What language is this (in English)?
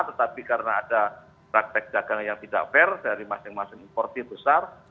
Indonesian